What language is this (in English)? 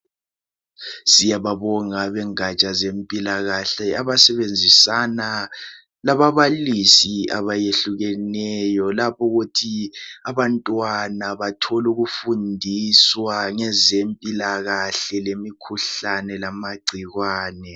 North Ndebele